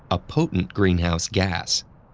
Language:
English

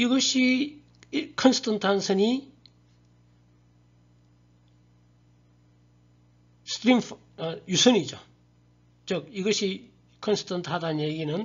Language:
Korean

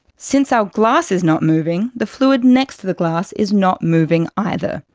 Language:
English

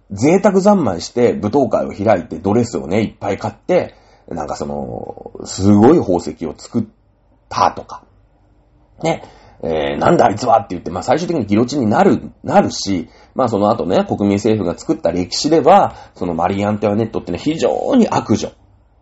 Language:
Japanese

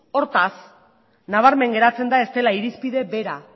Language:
Basque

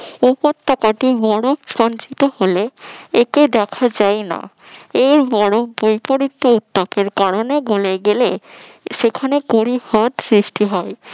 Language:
Bangla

